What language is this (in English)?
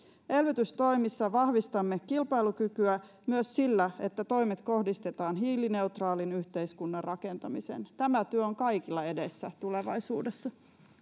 Finnish